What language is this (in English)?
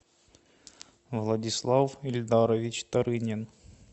Russian